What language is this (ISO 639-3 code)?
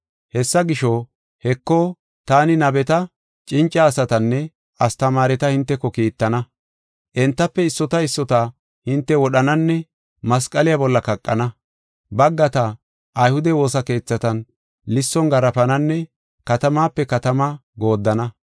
gof